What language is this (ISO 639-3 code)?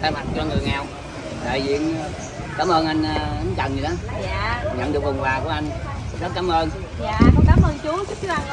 vie